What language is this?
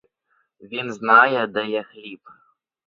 Ukrainian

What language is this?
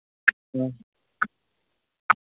Manipuri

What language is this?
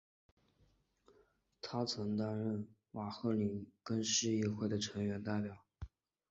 Chinese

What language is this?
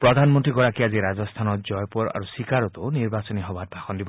Assamese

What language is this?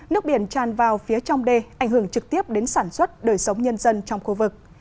Vietnamese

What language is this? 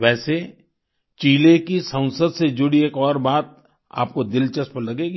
Hindi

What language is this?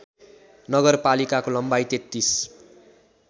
Nepali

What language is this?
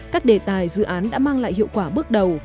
Vietnamese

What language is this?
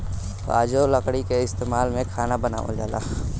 Bhojpuri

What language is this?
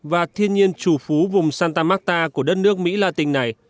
Vietnamese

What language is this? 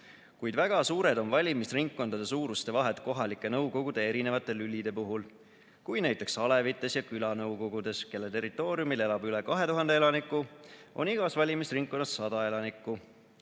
Estonian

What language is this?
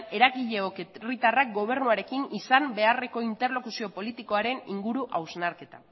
Basque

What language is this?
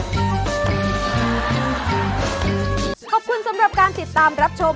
Thai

